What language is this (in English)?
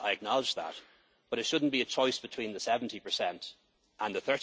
English